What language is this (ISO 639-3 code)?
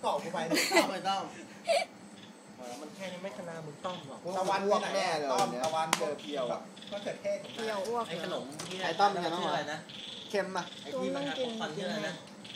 tha